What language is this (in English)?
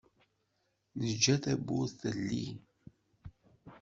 Kabyle